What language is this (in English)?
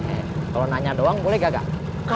Indonesian